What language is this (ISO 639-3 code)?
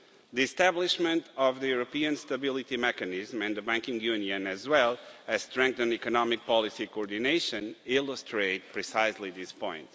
eng